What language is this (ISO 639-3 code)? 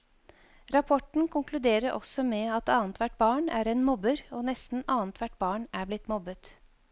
nor